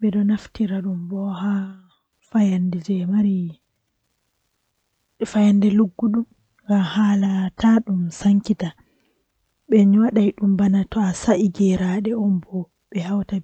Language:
Western Niger Fulfulde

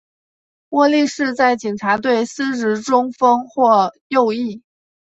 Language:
Chinese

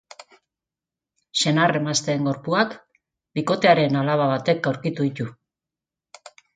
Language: Basque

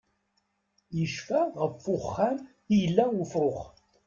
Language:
Kabyle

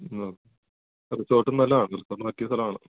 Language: Malayalam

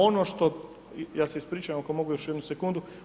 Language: Croatian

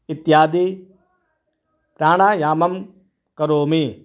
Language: Sanskrit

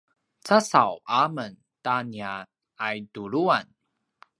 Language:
Paiwan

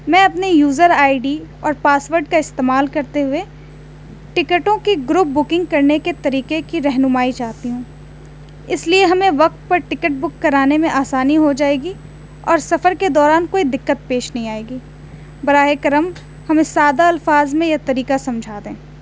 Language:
Urdu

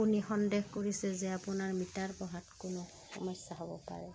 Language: Assamese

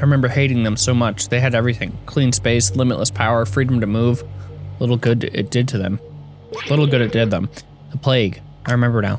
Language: English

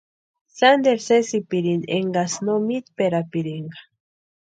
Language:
Western Highland Purepecha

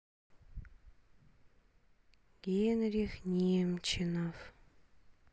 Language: Russian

